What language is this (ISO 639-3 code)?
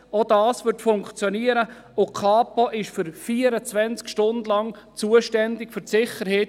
gsw